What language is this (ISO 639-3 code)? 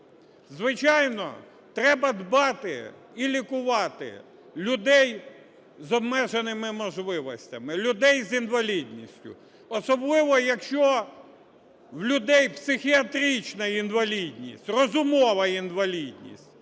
ukr